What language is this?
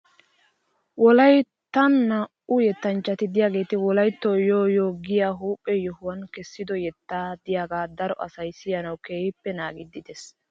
Wolaytta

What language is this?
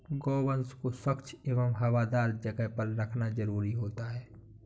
Hindi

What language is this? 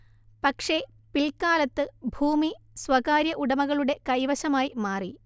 Malayalam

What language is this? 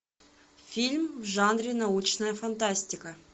Russian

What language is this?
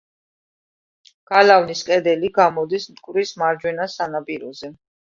Georgian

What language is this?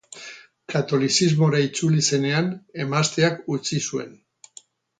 Basque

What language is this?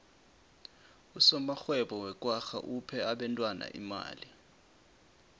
South Ndebele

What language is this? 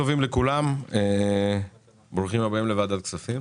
Hebrew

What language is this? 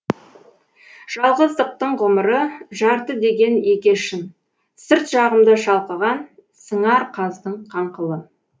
Kazakh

